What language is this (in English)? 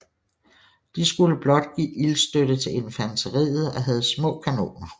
Danish